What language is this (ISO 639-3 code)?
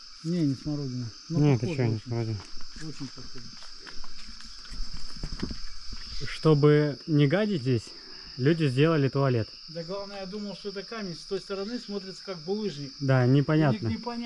rus